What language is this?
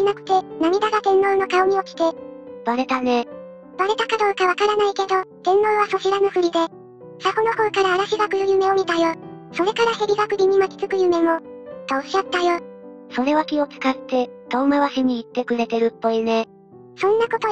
Japanese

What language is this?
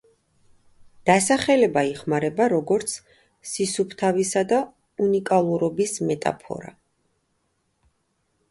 Georgian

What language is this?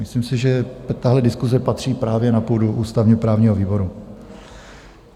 Czech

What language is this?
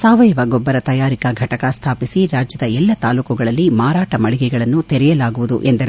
Kannada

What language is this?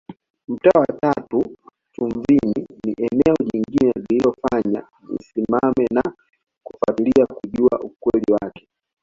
Swahili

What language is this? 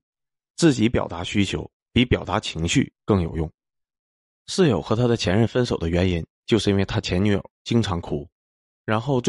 Chinese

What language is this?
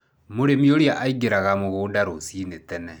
Kikuyu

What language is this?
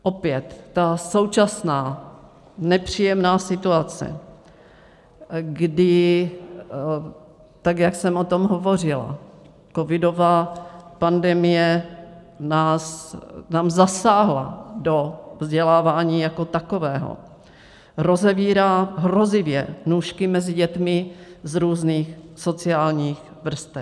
Czech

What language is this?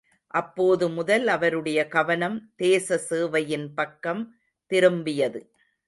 Tamil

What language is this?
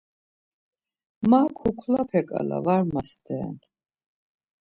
Laz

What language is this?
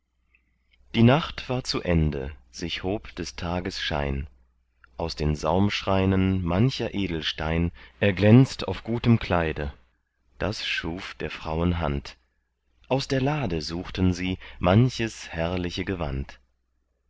German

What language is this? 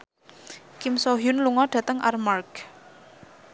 Javanese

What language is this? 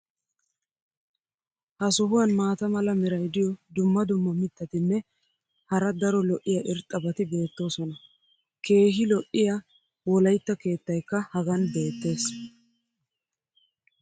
Wolaytta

